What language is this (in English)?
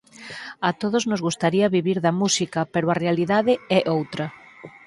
Galician